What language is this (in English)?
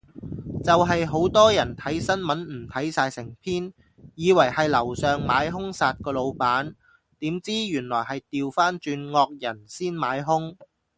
Cantonese